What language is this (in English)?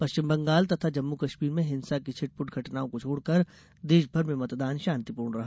Hindi